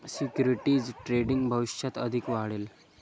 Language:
Marathi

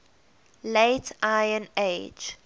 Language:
English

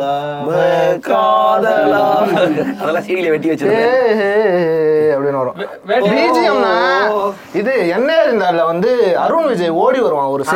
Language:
Tamil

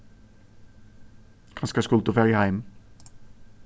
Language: Faroese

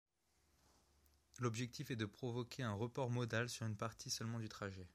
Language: French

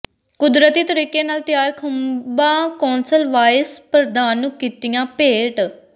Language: Punjabi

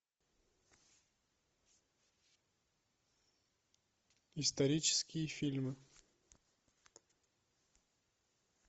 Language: Russian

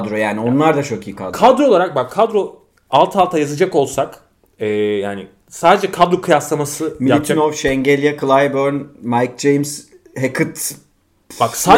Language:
Turkish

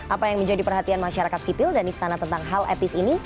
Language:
Indonesian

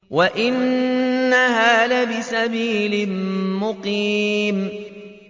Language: Arabic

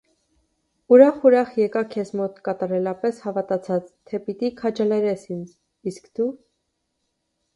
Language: Armenian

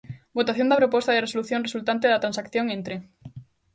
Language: Galician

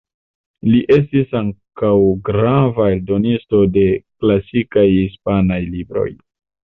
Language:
Esperanto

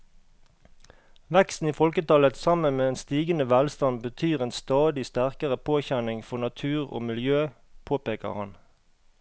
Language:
Norwegian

